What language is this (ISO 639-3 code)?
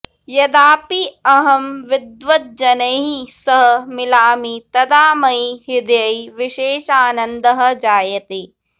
san